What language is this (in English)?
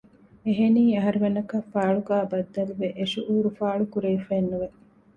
Divehi